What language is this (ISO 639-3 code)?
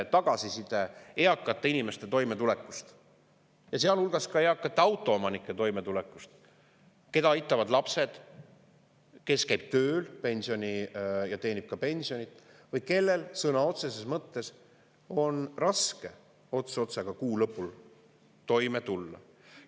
est